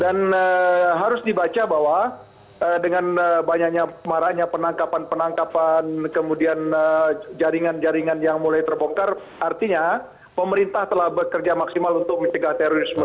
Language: Indonesian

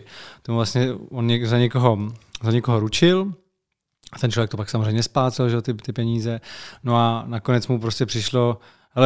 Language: Czech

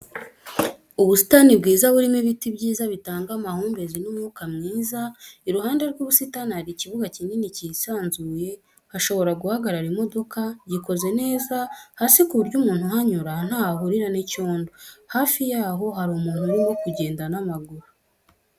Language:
Kinyarwanda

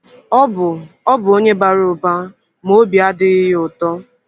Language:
Igbo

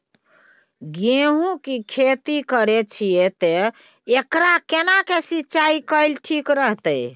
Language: Maithili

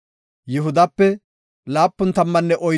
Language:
Gofa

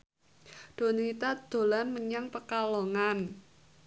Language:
Javanese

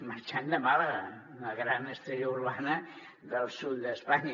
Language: Catalan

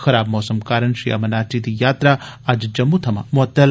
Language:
Dogri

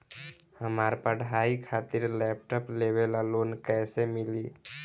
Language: Bhojpuri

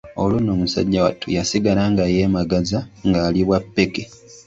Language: Ganda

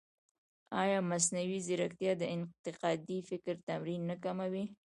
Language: Pashto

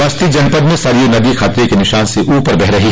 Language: Hindi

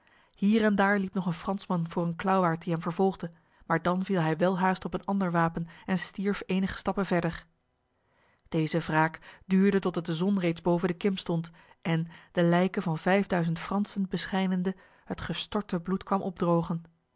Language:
Dutch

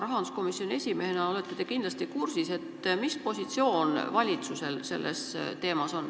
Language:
Estonian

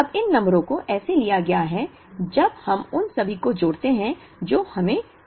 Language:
Hindi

